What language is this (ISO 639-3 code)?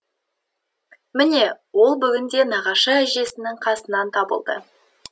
kaz